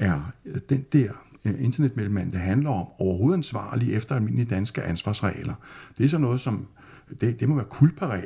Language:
Danish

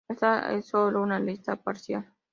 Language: Spanish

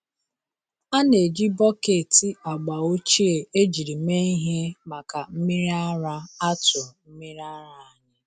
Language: Igbo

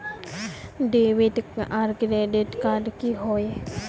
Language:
Magahi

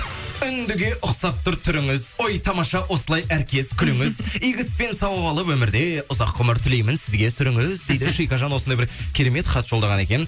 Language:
Kazakh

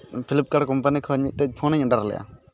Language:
Santali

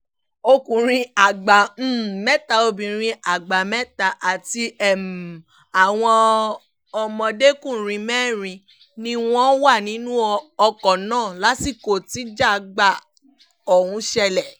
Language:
Yoruba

